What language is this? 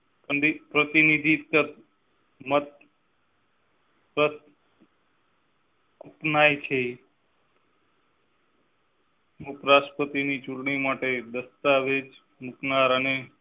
Gujarati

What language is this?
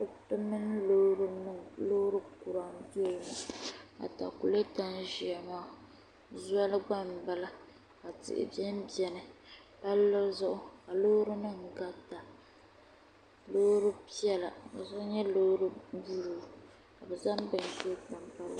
Dagbani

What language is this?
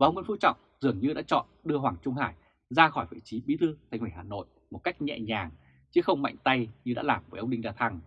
Vietnamese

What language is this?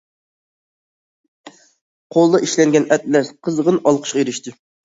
Uyghur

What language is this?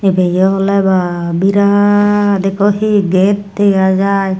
Chakma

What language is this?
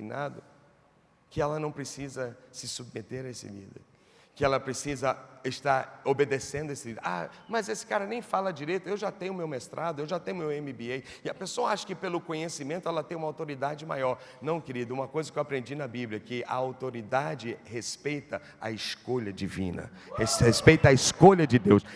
Portuguese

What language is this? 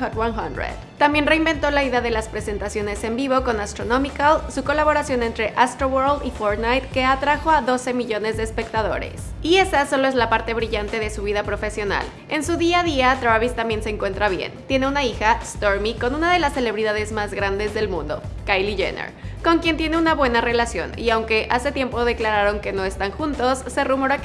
Spanish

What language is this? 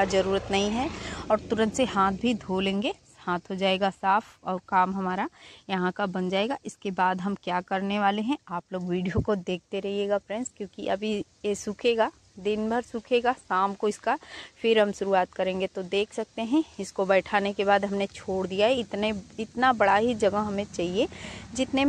Hindi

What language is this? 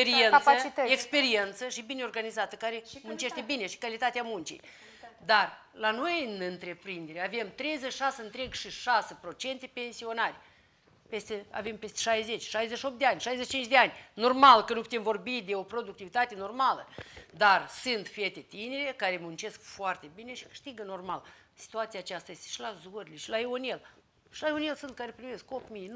Romanian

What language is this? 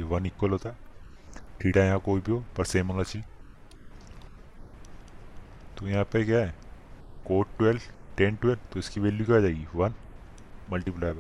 Hindi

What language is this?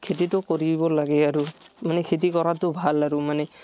Assamese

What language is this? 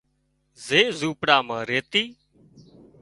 Wadiyara Koli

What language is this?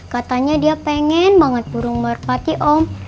Indonesian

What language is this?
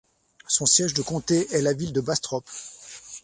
French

